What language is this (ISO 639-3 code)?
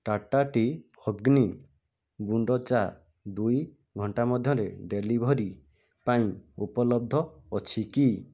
ori